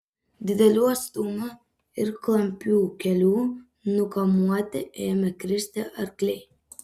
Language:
Lithuanian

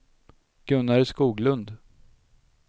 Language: Swedish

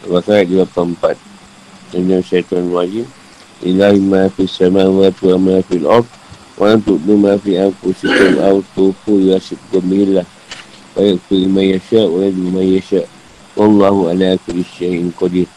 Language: Malay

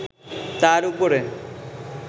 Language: Bangla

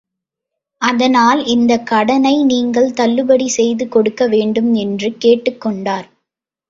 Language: Tamil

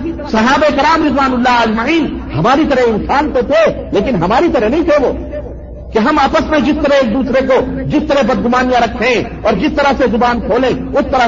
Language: Urdu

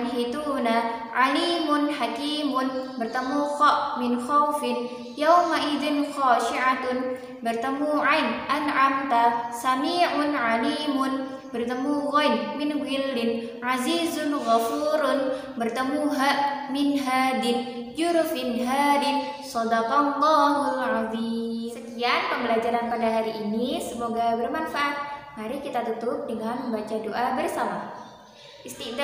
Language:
Indonesian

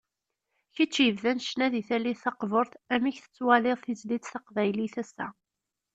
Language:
Kabyle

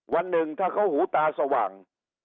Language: Thai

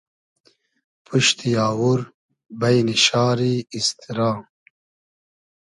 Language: Hazaragi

